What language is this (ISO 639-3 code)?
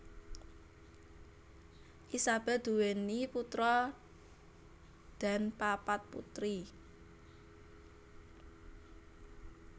jav